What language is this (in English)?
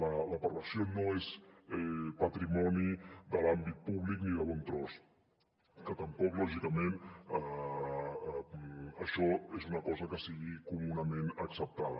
Catalan